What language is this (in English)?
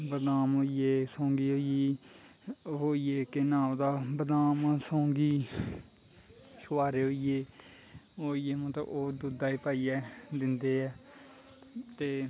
Dogri